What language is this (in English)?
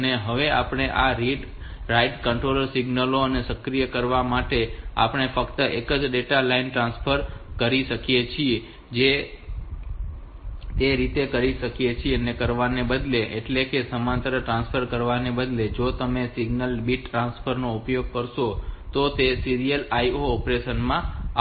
Gujarati